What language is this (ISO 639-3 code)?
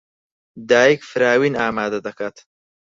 ckb